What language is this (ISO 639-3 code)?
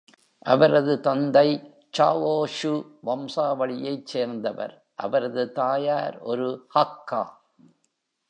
tam